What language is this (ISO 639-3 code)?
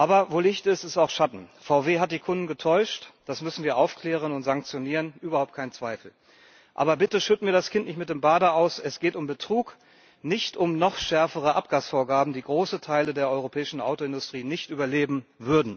deu